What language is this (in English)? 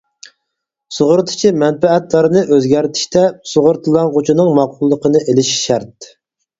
Uyghur